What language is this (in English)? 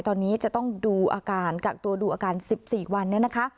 Thai